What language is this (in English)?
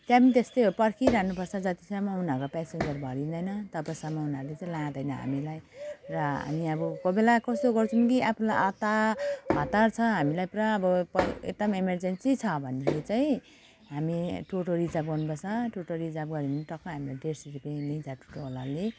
Nepali